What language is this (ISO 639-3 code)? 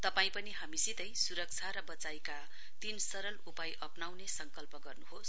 nep